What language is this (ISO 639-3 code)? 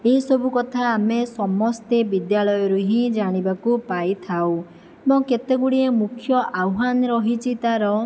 ori